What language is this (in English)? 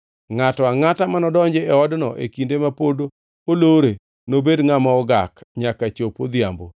Luo (Kenya and Tanzania)